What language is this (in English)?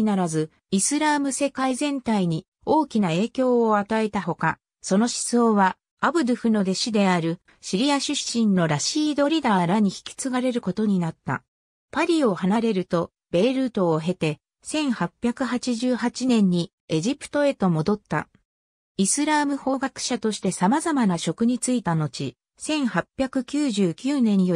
Japanese